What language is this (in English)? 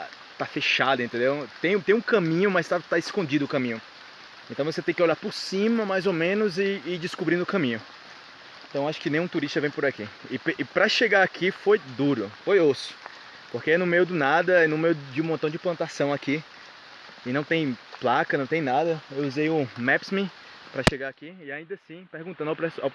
Portuguese